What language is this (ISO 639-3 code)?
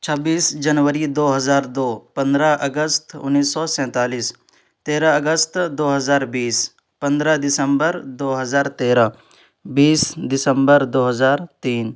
urd